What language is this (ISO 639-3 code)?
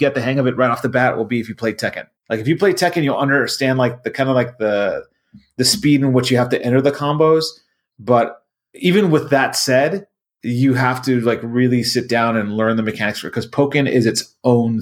eng